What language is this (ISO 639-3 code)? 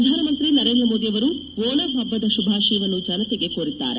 kan